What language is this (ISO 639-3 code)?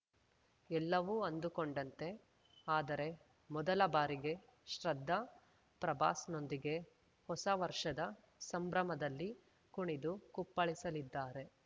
kan